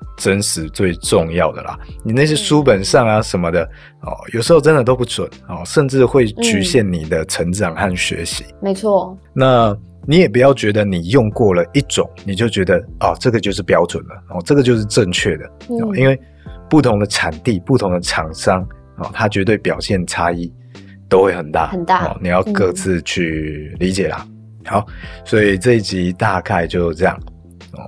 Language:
Chinese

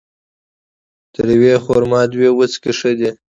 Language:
Pashto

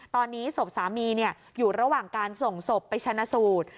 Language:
Thai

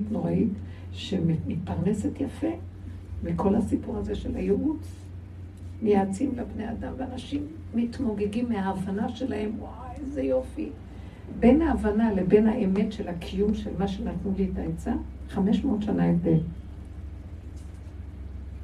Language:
Hebrew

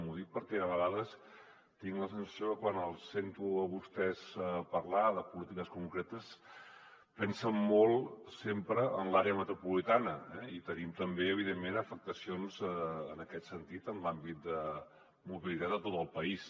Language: Catalan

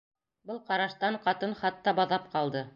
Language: Bashkir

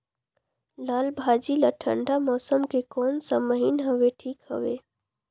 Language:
Chhattisgarhi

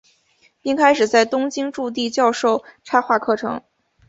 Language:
Chinese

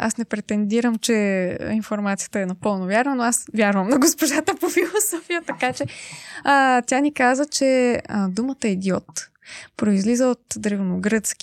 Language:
Bulgarian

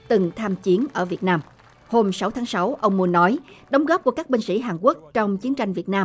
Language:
Vietnamese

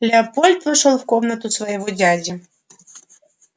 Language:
Russian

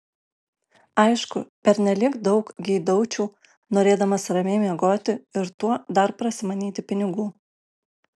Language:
Lithuanian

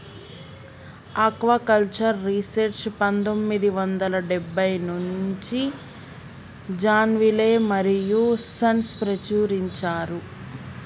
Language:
Telugu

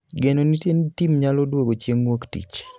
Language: Luo (Kenya and Tanzania)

